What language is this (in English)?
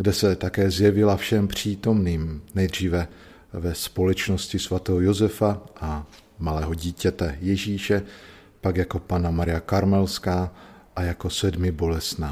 Czech